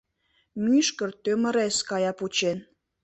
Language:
Mari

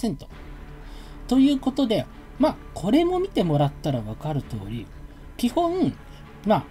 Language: Japanese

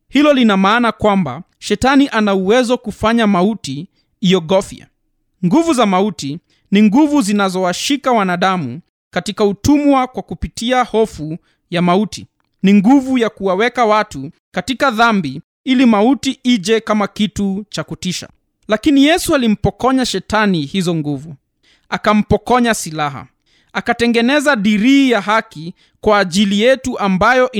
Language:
Swahili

